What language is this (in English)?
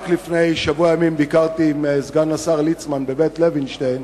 Hebrew